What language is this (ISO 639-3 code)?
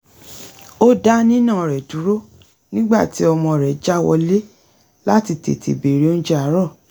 yor